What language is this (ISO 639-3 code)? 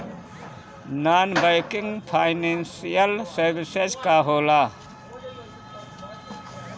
bho